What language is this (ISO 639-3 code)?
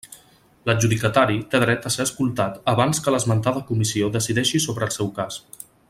cat